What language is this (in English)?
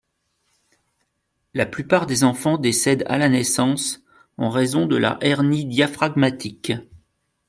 French